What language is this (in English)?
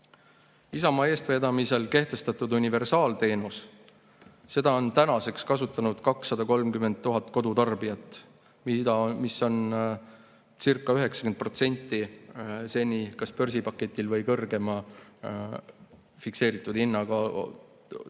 Estonian